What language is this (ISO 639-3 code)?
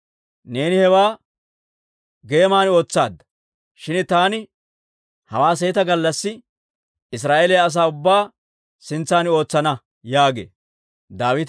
dwr